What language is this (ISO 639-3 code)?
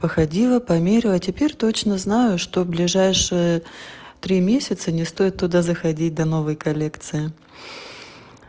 rus